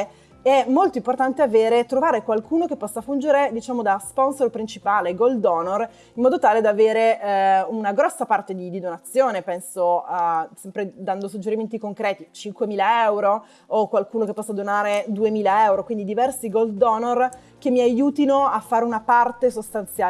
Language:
Italian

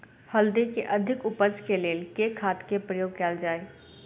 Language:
Maithili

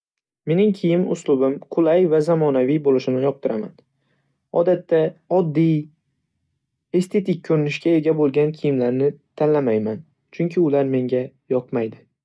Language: Uzbek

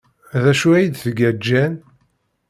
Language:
Kabyle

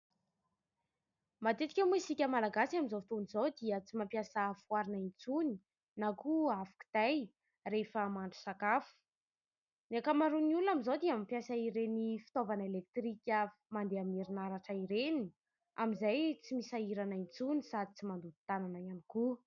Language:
Malagasy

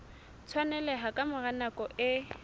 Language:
Southern Sotho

